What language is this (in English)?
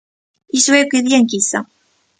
Galician